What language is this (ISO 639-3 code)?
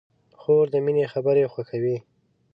pus